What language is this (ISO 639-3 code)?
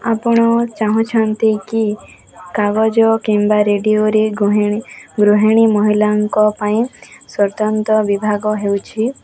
ori